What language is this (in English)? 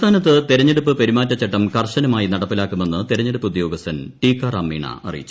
Malayalam